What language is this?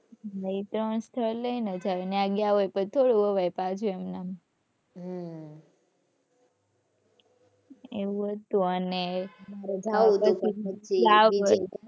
Gujarati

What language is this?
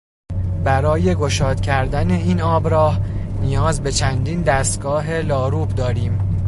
Persian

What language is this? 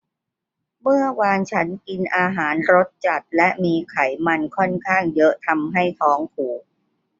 Thai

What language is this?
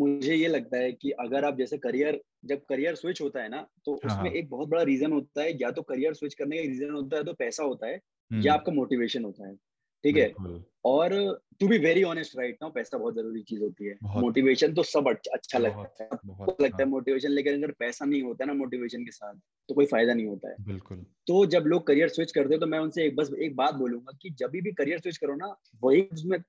Hindi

